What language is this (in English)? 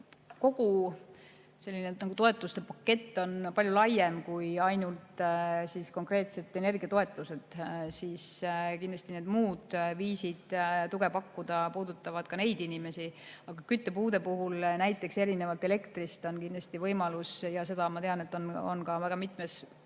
Estonian